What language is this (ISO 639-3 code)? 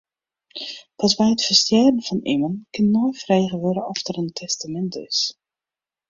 fry